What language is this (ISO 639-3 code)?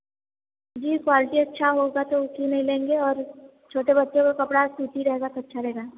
hin